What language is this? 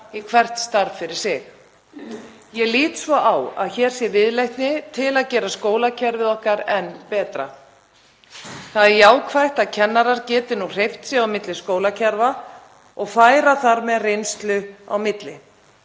Icelandic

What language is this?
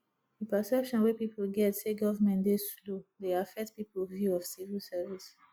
Nigerian Pidgin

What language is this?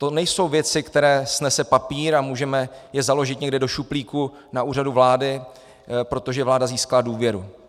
Czech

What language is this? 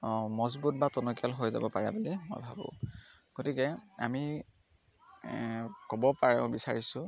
Assamese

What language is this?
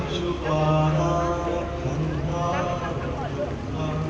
Thai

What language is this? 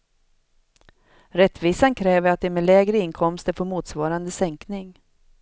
Swedish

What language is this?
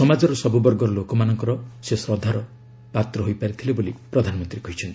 Odia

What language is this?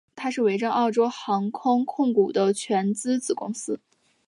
Chinese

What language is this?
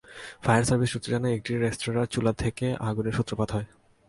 Bangla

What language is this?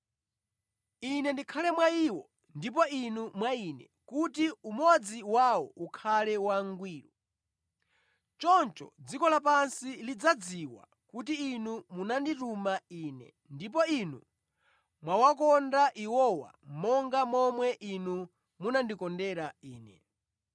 Nyanja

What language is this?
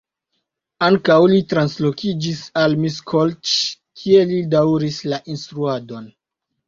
Esperanto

